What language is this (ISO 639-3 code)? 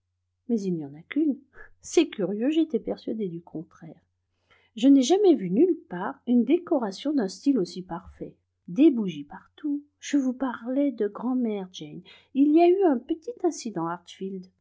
fra